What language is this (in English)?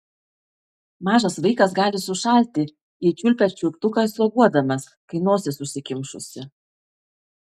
Lithuanian